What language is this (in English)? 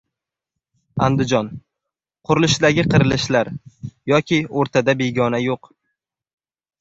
Uzbek